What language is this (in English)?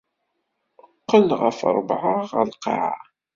Kabyle